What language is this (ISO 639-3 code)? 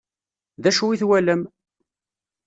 kab